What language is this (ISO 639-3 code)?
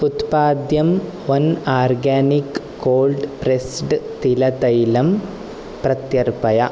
san